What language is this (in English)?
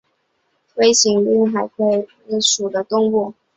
Chinese